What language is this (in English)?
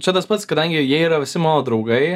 Lithuanian